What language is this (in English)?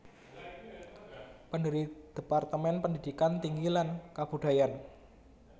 Javanese